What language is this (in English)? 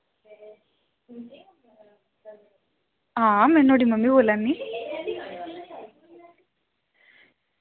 Dogri